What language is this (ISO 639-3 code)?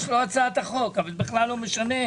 heb